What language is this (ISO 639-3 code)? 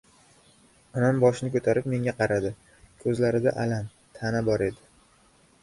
uzb